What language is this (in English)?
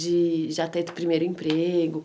Portuguese